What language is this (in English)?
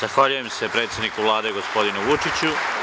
Serbian